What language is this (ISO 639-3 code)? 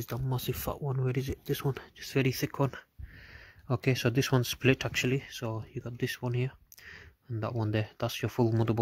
eng